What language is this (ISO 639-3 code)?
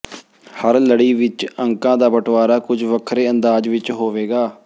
pan